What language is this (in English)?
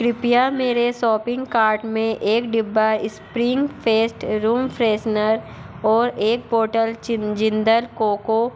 Hindi